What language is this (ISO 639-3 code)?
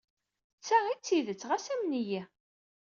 kab